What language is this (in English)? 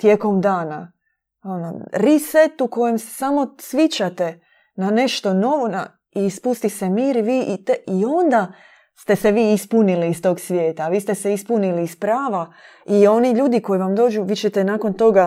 Croatian